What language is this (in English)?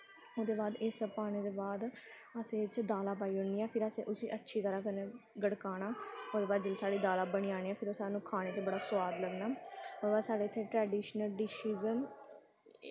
Dogri